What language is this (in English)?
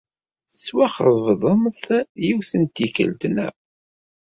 Kabyle